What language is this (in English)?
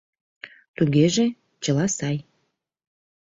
Mari